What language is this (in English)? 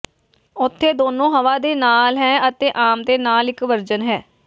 Punjabi